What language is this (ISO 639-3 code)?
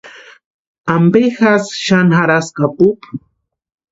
pua